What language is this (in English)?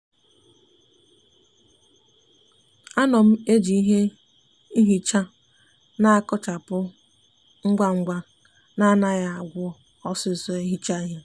Igbo